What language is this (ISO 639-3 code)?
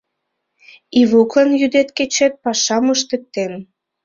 chm